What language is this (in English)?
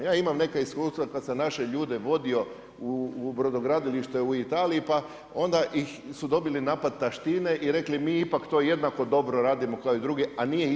Croatian